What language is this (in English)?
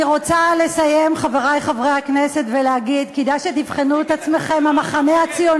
Hebrew